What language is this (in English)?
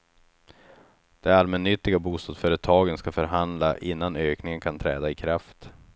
Swedish